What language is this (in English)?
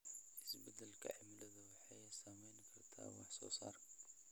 Somali